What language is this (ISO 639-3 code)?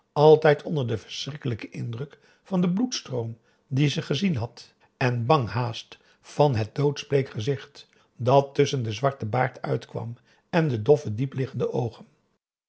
nld